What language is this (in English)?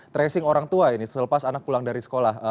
Indonesian